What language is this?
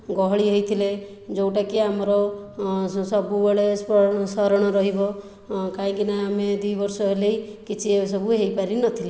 Odia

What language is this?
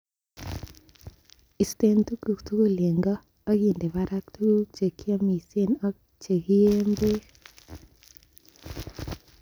Kalenjin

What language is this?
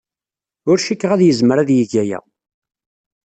Kabyle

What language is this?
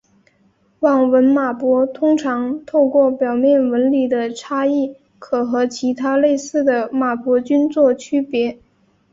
Chinese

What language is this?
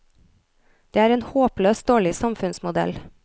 Norwegian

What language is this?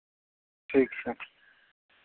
Maithili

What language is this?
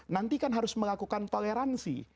Indonesian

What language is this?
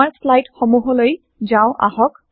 Assamese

